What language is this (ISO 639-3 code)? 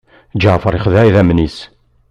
kab